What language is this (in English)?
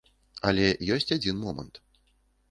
Belarusian